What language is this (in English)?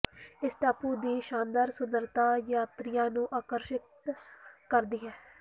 Punjabi